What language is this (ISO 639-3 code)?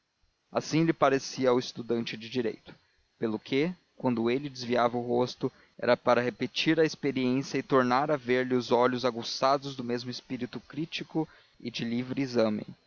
por